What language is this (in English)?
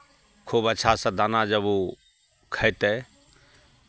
Maithili